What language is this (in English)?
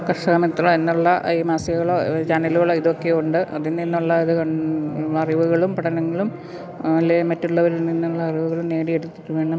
Malayalam